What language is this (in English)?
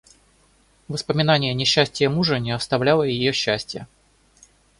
Russian